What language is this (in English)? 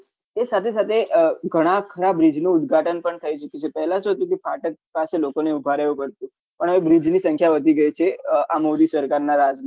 Gujarati